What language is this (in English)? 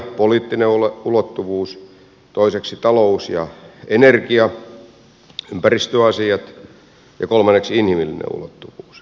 Finnish